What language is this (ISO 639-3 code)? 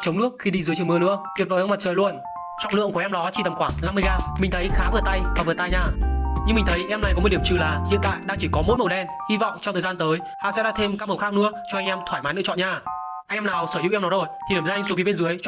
vie